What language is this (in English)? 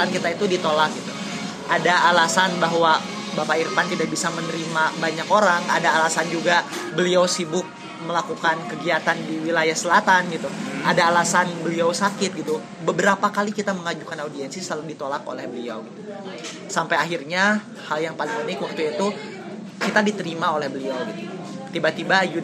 Indonesian